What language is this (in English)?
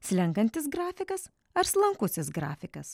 Lithuanian